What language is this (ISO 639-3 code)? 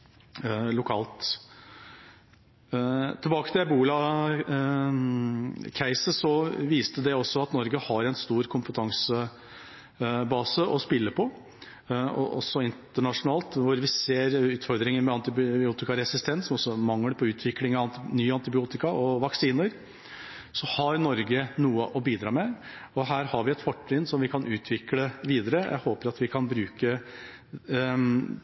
nob